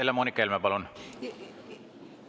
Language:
Estonian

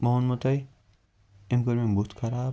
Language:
Kashmiri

